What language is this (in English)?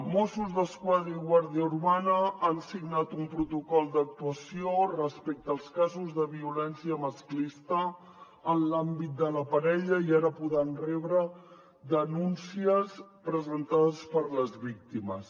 Catalan